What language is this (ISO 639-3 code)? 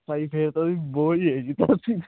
pan